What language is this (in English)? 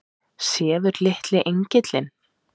Icelandic